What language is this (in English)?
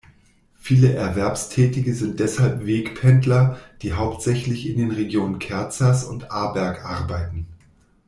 German